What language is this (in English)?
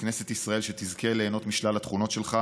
Hebrew